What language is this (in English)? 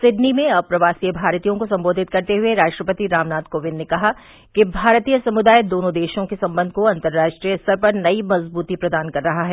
Hindi